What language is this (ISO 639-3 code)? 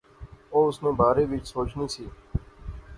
phr